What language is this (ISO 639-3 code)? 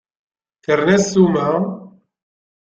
kab